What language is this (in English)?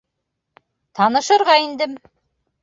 Bashkir